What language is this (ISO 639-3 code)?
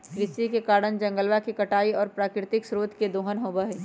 mag